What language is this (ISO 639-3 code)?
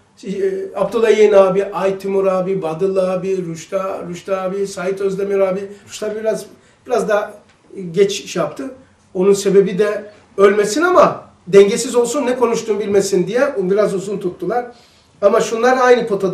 tur